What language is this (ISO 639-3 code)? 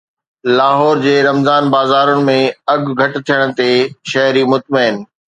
snd